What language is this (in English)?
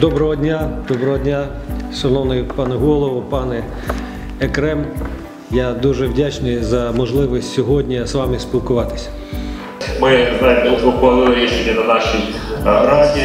Ukrainian